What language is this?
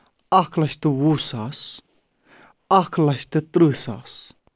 Kashmiri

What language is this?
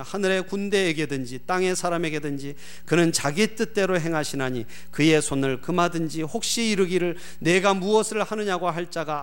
Korean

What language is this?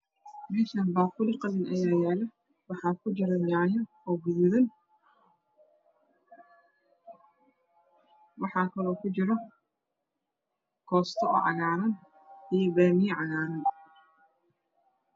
Somali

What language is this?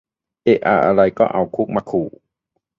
Thai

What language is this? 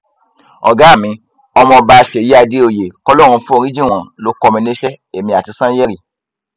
Yoruba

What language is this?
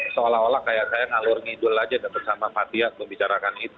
Indonesian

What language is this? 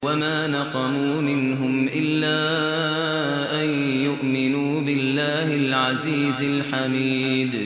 Arabic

